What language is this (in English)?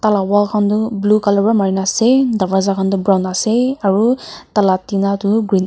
Naga Pidgin